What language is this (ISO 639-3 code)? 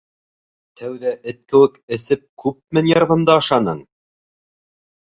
bak